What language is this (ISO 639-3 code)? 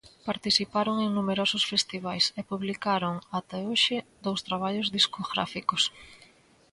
glg